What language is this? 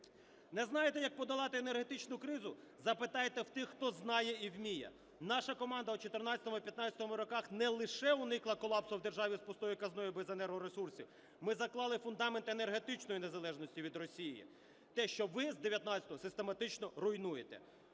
Ukrainian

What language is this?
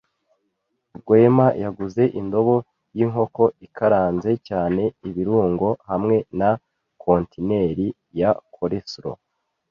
Kinyarwanda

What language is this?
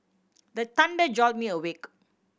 English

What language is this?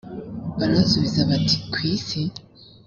Kinyarwanda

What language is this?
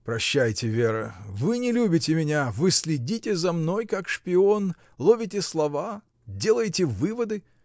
Russian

